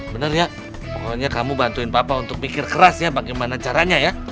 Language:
Indonesian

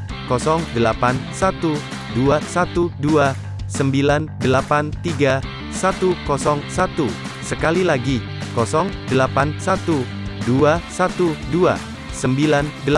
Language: Indonesian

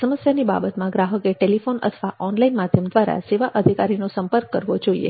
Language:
Gujarati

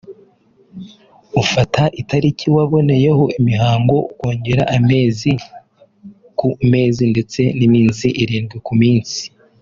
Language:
Kinyarwanda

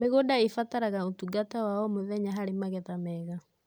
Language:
Kikuyu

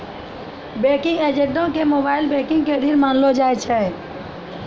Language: Maithili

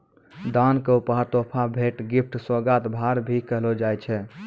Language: Maithili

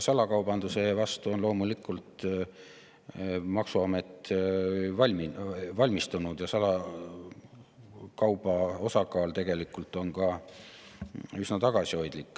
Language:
Estonian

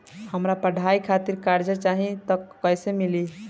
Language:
Bhojpuri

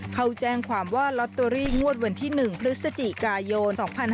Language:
Thai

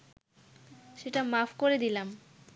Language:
Bangla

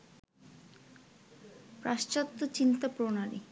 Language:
Bangla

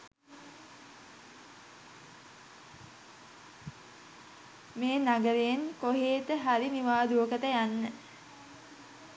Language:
Sinhala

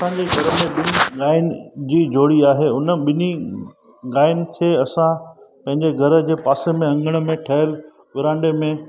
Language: Sindhi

